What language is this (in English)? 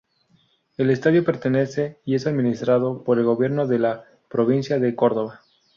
Spanish